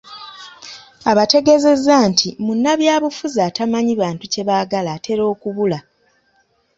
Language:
Ganda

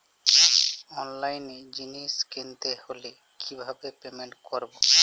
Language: Bangla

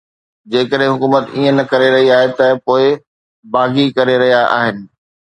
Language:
Sindhi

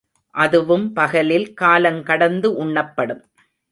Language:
Tamil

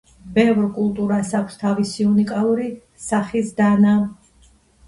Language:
Georgian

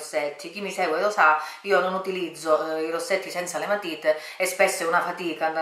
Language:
Italian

